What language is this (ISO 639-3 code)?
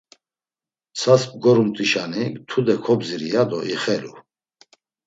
lzz